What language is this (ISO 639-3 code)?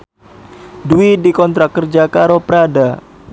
jav